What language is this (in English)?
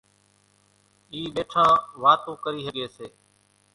Kachi Koli